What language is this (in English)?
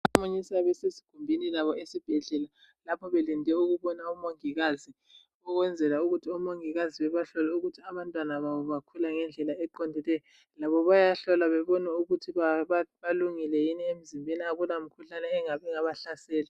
North Ndebele